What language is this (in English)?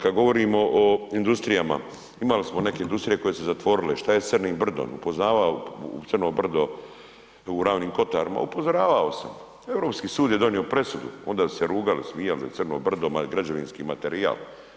Croatian